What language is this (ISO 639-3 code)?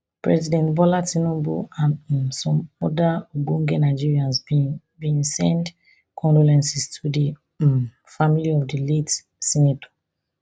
pcm